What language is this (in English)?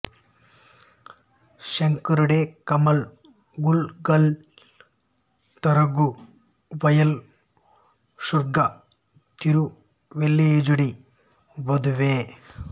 Telugu